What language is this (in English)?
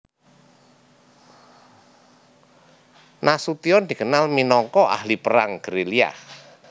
Javanese